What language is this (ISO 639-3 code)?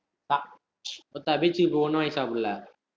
tam